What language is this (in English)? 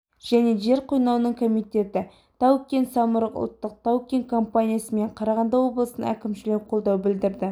Kazakh